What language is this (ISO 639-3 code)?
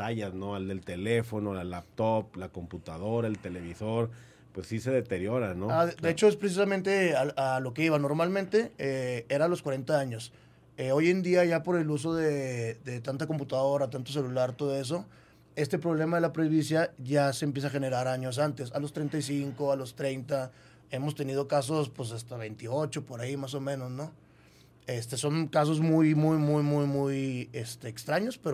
spa